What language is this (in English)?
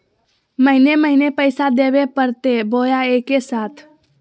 Magahi